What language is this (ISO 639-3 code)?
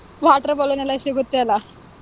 kan